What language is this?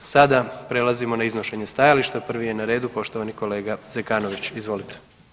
Croatian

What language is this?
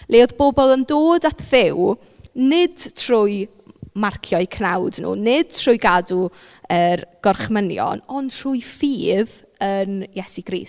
Welsh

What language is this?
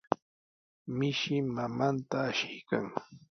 Sihuas Ancash Quechua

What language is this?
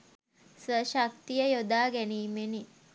Sinhala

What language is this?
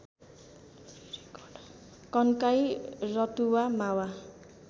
Nepali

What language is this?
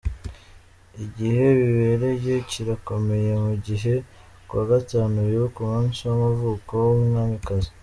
Kinyarwanda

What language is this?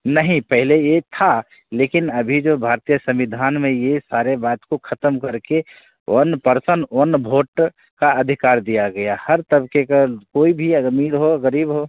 Hindi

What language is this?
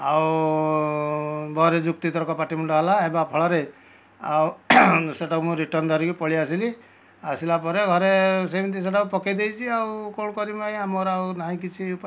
Odia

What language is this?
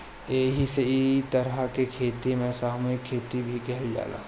Bhojpuri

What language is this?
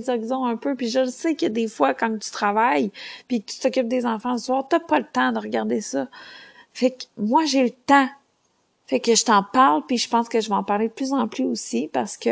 French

